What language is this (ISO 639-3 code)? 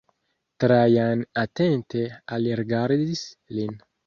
epo